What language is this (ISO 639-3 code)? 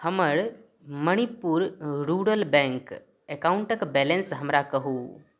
mai